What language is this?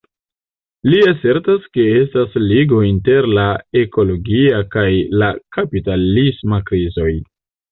Esperanto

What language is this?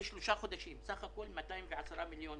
Hebrew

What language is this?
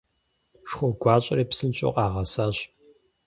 Kabardian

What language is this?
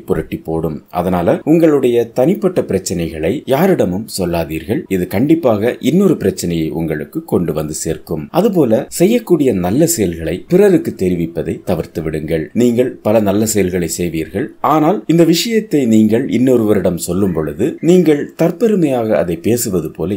Tamil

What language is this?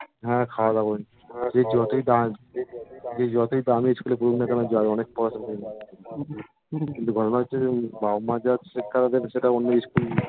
Bangla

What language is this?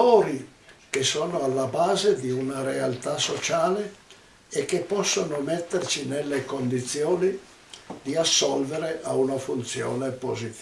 Italian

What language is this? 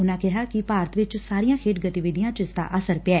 Punjabi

